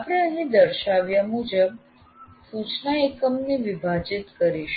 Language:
Gujarati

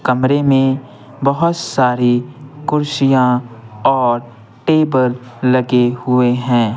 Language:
Hindi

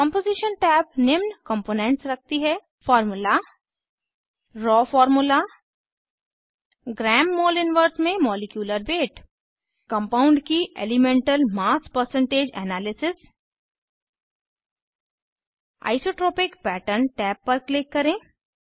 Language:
Hindi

